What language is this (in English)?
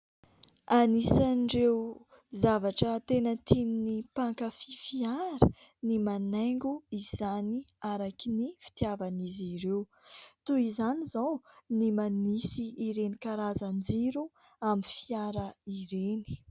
Malagasy